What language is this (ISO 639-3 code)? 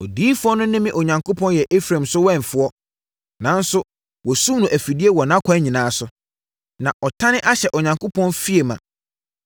aka